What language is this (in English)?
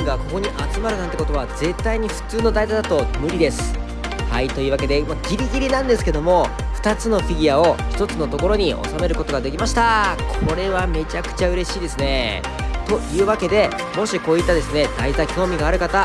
Japanese